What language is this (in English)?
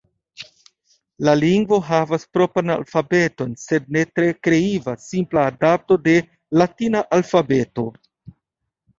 Esperanto